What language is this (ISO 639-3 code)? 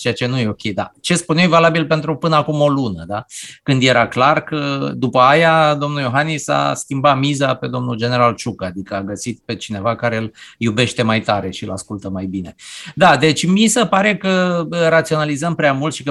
ron